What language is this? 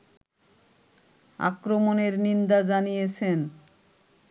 Bangla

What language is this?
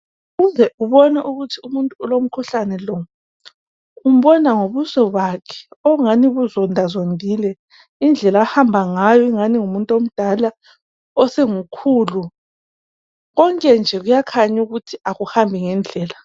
North Ndebele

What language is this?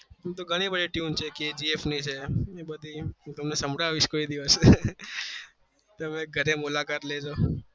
Gujarati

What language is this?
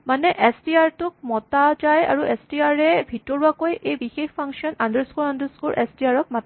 Assamese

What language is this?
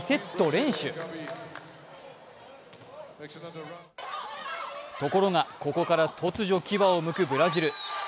Japanese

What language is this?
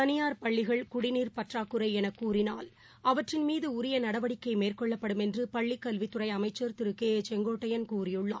Tamil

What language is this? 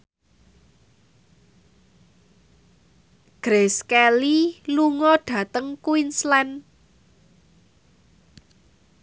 Javanese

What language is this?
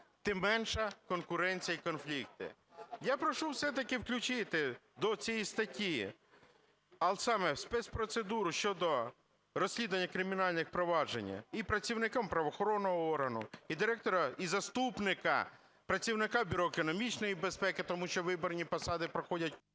Ukrainian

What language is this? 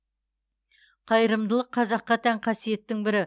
Kazakh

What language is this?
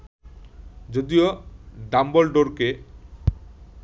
Bangla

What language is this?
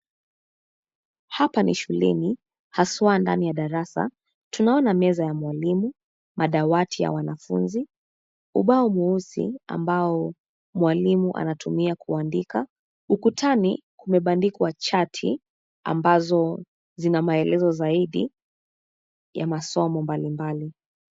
Swahili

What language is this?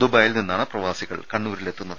Malayalam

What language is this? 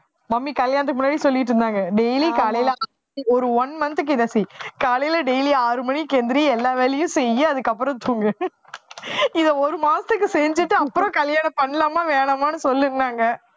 Tamil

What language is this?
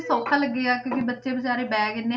Punjabi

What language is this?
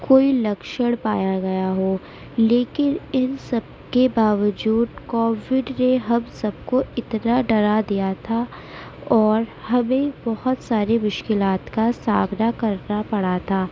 Urdu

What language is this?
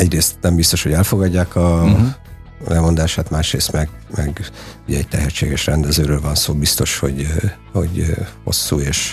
Hungarian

